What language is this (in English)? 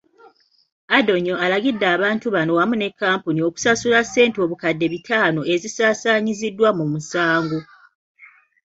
Ganda